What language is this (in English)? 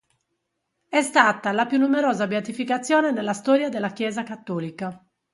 Italian